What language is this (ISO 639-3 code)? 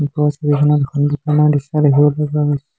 asm